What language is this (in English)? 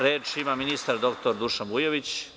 Serbian